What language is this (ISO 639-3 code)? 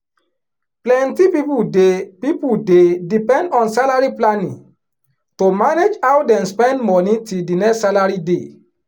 pcm